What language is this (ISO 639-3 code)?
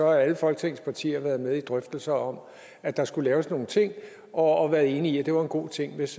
dan